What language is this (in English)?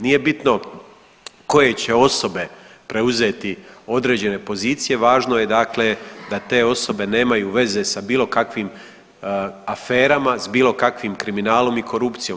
Croatian